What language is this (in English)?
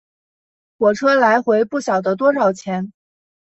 Chinese